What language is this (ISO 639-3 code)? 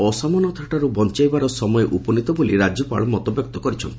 ori